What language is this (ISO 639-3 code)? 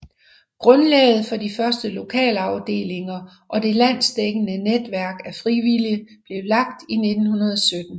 dan